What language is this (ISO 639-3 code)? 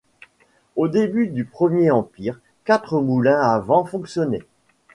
fra